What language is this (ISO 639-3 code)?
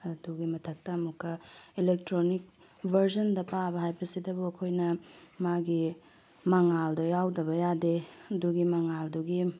mni